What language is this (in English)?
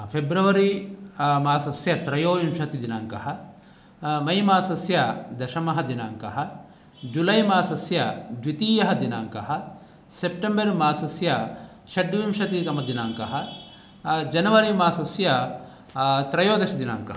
Sanskrit